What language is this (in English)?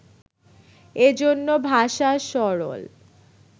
Bangla